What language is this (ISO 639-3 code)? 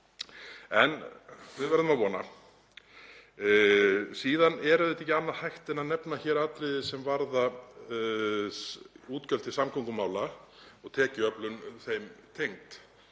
isl